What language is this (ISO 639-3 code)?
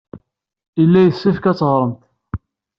kab